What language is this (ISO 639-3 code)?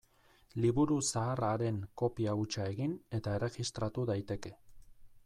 eus